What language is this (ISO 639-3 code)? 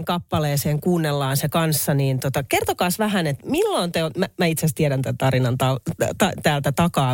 fin